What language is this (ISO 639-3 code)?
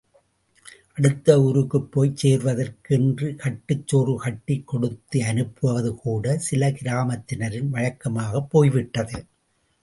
tam